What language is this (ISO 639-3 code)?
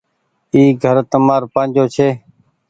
gig